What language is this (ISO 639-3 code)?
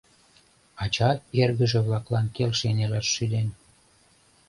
chm